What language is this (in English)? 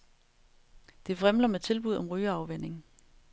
Danish